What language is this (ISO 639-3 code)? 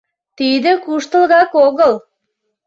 chm